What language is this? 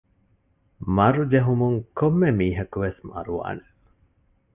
Divehi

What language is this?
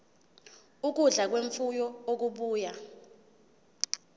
Zulu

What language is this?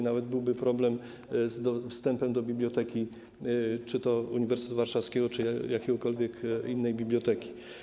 Polish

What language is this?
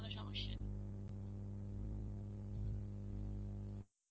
Bangla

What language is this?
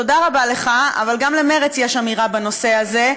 Hebrew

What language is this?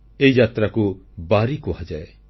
Odia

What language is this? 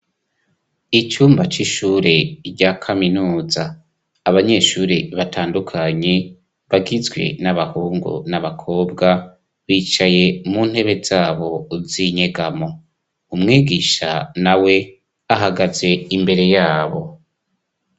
Rundi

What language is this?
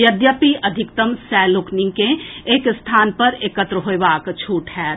Maithili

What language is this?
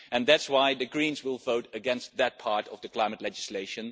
English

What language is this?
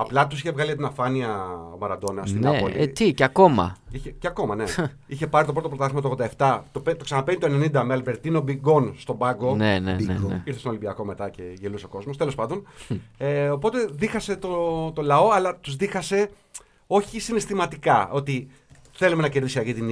Greek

